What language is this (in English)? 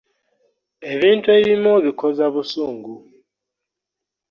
Ganda